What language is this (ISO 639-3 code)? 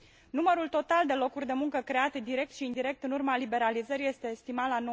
ron